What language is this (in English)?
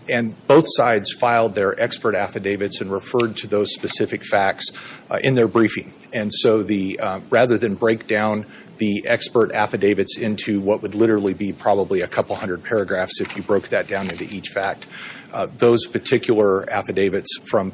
English